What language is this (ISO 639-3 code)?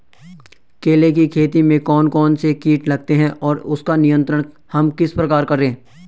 hin